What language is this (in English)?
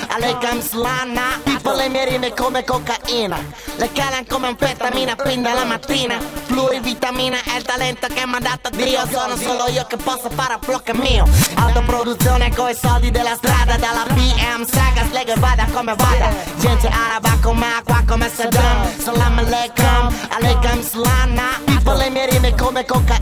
Italian